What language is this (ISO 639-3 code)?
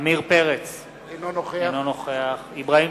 heb